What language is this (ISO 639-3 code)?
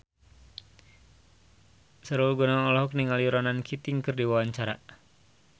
sun